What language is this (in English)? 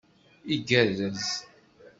Kabyle